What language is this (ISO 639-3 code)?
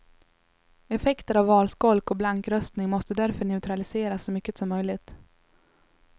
swe